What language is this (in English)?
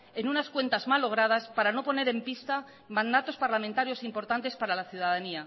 Spanish